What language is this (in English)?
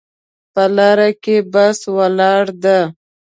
Pashto